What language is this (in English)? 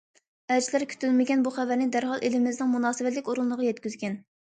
Uyghur